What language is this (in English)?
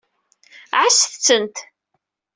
Kabyle